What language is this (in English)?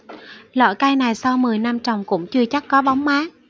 Vietnamese